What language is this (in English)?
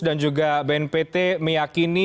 Indonesian